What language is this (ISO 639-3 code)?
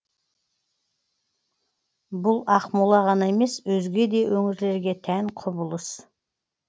kaz